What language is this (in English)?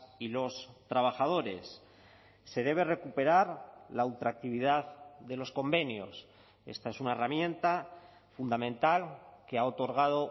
Spanish